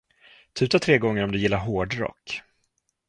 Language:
Swedish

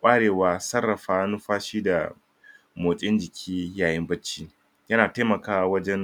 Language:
Hausa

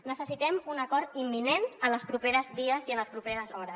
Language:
Catalan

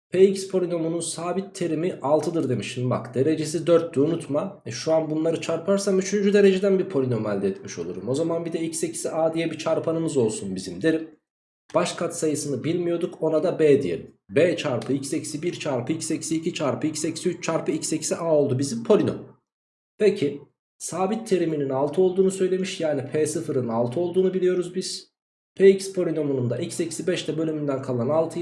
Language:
Turkish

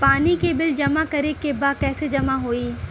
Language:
Bhojpuri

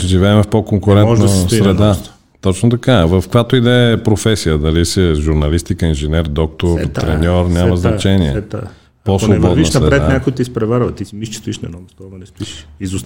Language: Bulgarian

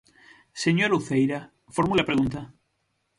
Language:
Galician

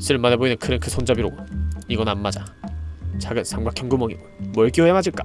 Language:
Korean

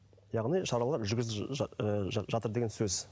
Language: Kazakh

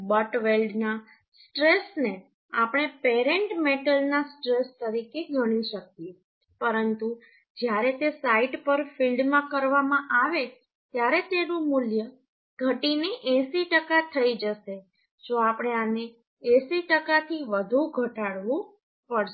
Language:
Gujarati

